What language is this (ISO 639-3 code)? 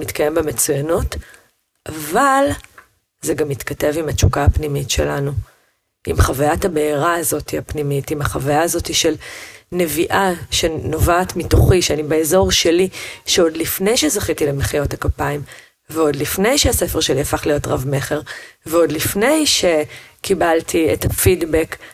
heb